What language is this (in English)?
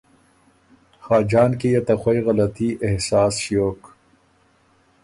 Ormuri